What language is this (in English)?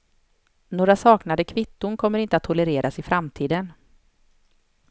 Swedish